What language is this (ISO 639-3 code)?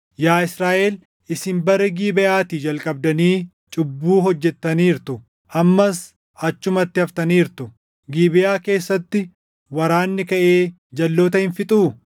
orm